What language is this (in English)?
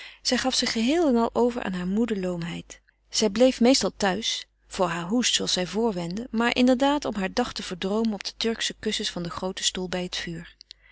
Dutch